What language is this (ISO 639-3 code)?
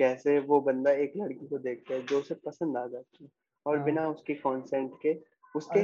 hin